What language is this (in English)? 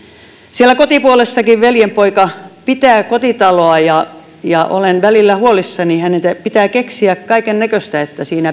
Finnish